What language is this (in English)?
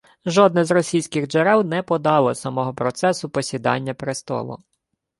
Ukrainian